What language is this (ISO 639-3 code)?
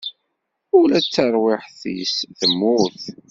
kab